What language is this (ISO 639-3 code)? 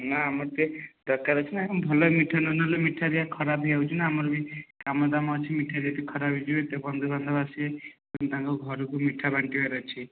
ori